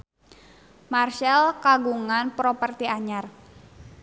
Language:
Sundanese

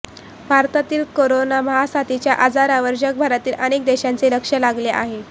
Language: Marathi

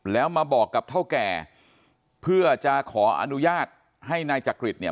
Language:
Thai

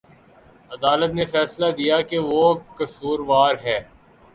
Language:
Urdu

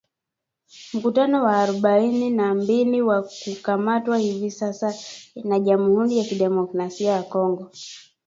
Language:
Swahili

